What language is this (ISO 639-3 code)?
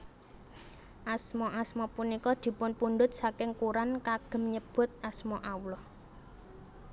jav